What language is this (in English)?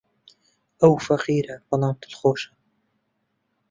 Central Kurdish